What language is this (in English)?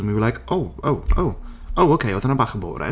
Welsh